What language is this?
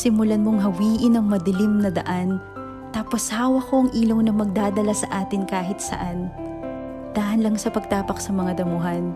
Filipino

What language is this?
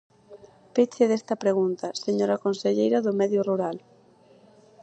Galician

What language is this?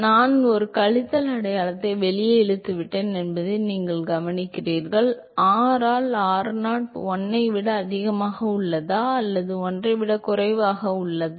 Tamil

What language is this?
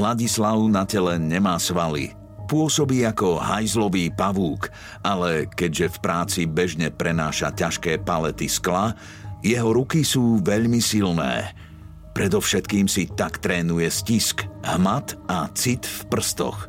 Slovak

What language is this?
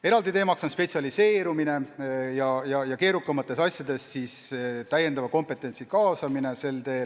Estonian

